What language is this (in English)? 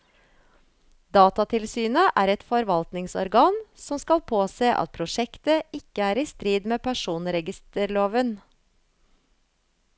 Norwegian